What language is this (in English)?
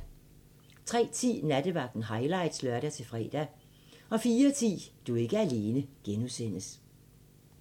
Danish